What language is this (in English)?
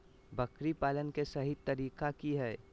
Magahi